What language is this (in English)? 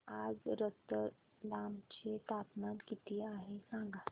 Marathi